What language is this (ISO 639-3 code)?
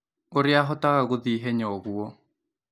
kik